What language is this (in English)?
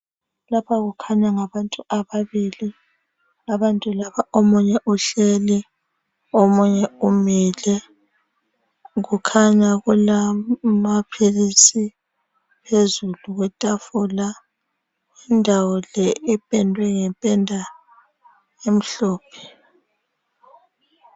North Ndebele